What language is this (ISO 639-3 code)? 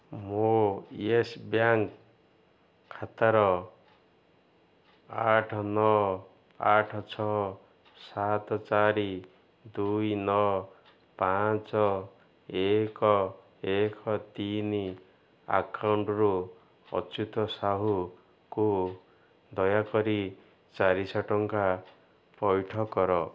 ori